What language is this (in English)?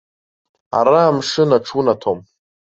Abkhazian